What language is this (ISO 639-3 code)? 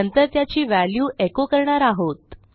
mar